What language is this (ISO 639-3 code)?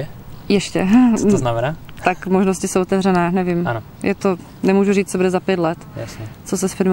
ces